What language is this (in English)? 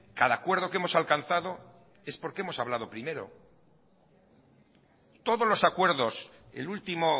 Spanish